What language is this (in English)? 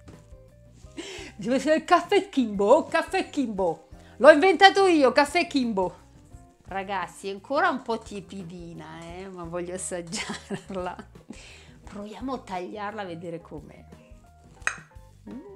Italian